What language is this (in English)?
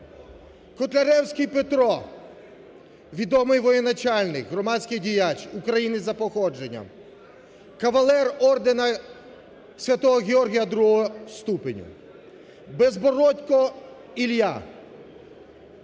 Ukrainian